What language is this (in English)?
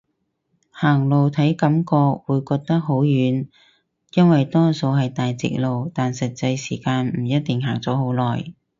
Cantonese